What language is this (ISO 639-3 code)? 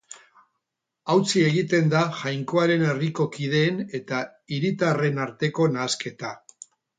eus